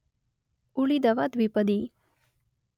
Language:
Kannada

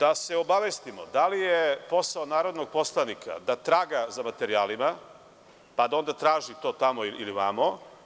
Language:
Serbian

